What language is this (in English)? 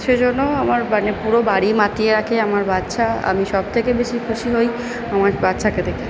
Bangla